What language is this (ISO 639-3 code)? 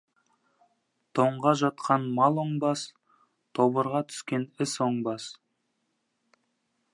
kaz